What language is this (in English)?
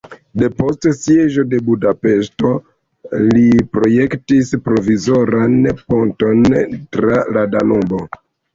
Esperanto